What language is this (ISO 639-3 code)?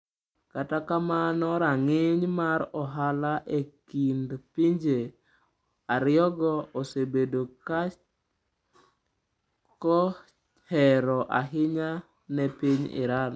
luo